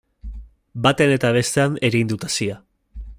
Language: Basque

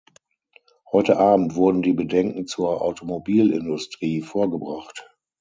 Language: German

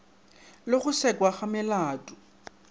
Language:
Northern Sotho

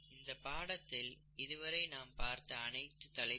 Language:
Tamil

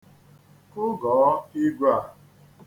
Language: Igbo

